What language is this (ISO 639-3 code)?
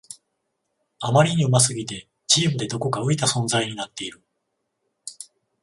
jpn